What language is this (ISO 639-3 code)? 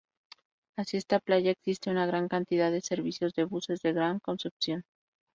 spa